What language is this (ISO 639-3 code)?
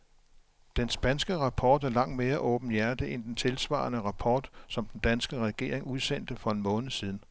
dan